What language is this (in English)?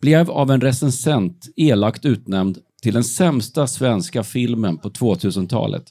Swedish